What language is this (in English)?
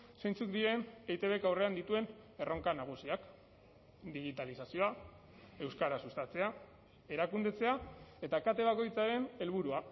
Basque